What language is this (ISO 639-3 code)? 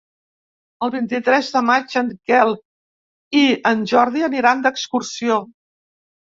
cat